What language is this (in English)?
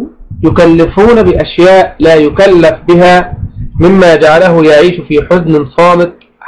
Arabic